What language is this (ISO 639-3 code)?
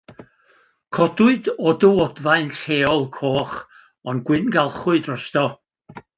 cym